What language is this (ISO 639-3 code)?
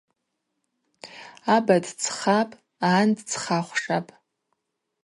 abq